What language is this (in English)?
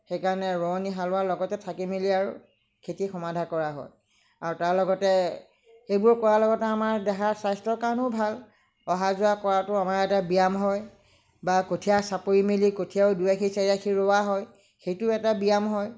Assamese